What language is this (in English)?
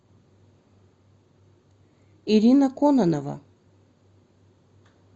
Russian